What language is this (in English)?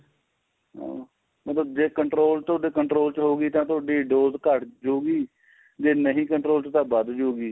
Punjabi